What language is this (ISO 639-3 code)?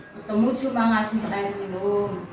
ind